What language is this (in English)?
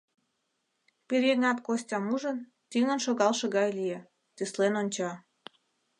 Mari